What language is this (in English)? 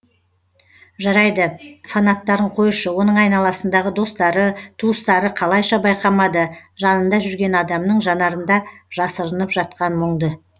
Kazakh